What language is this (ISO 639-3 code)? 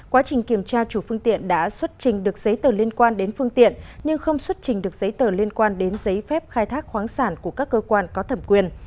vie